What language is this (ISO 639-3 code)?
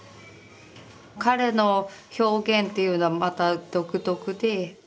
jpn